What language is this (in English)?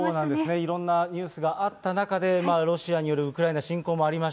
Japanese